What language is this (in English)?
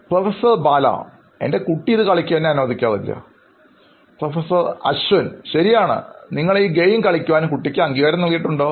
Malayalam